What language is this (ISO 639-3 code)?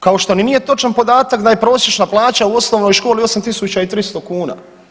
hrv